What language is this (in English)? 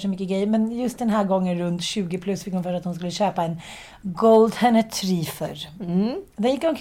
Swedish